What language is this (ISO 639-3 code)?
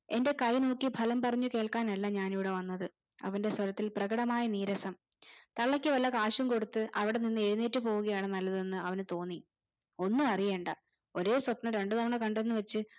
mal